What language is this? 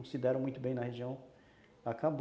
Portuguese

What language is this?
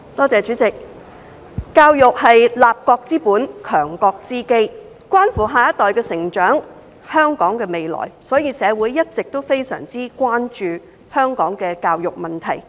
Cantonese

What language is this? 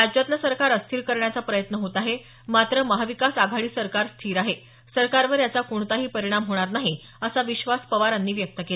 Marathi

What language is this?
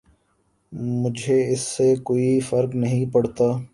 Urdu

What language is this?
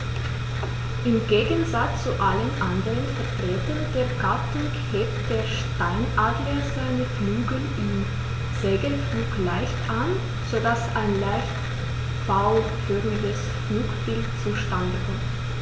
German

